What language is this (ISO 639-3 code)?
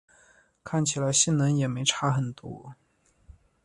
zho